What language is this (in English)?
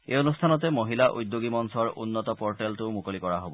Assamese